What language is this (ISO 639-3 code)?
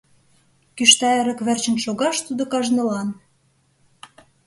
chm